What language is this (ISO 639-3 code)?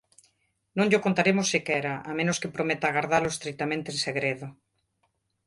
glg